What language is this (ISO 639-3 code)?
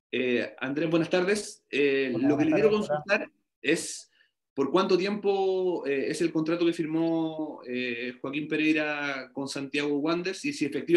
spa